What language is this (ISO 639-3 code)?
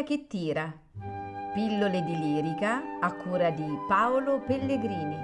ita